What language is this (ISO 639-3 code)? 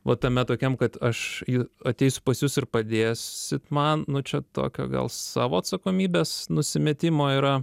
lit